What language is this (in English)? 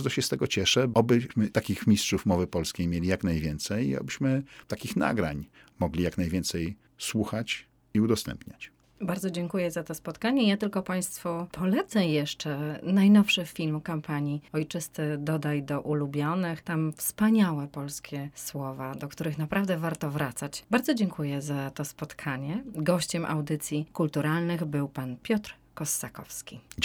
Polish